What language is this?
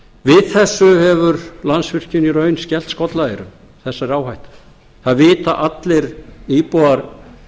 Icelandic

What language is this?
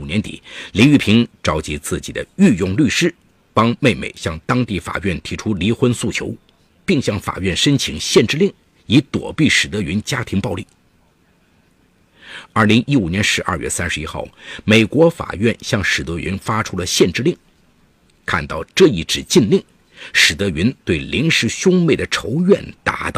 Chinese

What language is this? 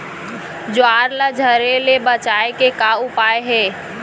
Chhattisgarhi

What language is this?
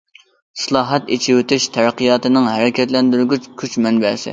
Uyghur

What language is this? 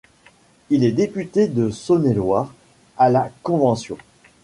French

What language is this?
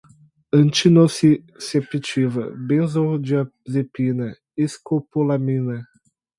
Portuguese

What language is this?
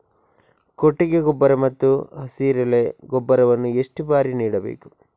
Kannada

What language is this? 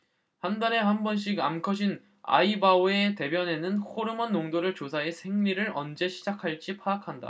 Korean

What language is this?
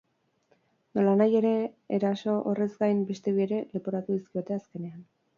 Basque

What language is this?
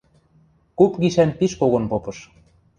Western Mari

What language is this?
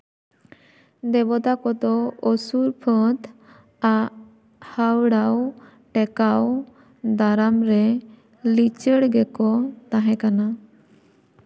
Santali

